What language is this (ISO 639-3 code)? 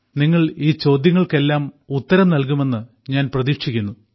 mal